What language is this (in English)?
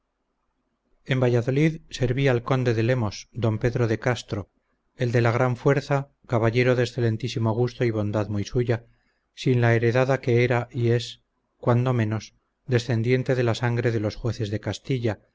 Spanish